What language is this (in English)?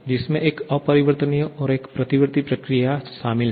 Hindi